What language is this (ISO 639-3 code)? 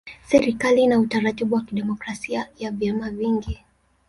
swa